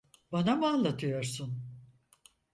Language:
Turkish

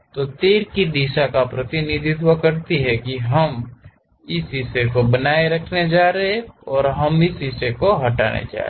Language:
Hindi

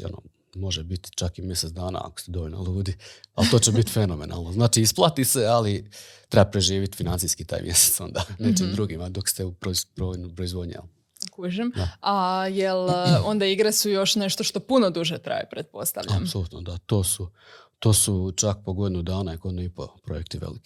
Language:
Croatian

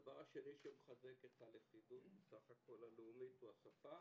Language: Hebrew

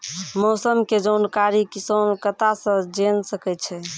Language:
Maithili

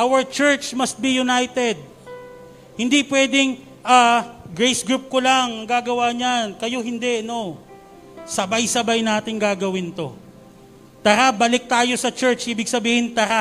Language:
Filipino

